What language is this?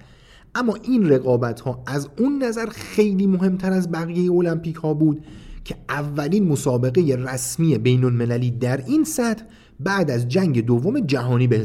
Persian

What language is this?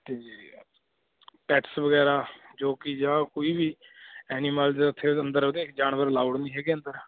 Punjabi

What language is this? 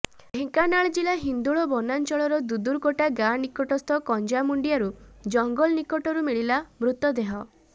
Odia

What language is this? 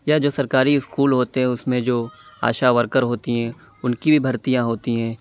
Urdu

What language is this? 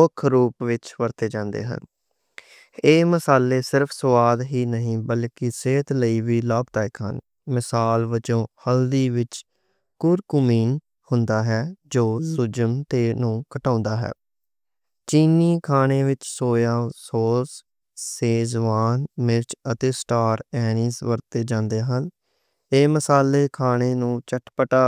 Western Panjabi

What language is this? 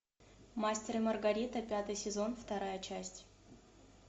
Russian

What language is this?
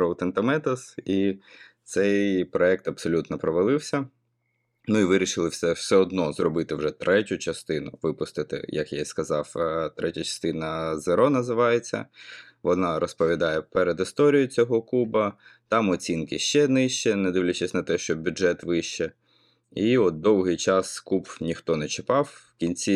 Ukrainian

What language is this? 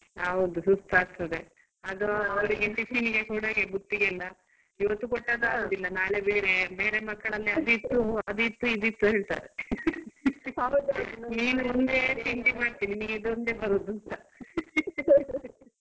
Kannada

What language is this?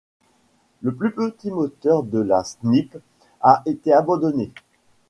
French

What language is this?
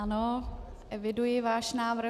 Czech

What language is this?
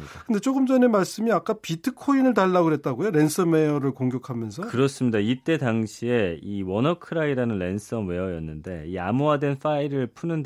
Korean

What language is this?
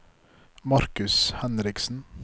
Norwegian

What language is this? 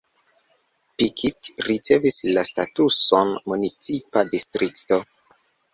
Esperanto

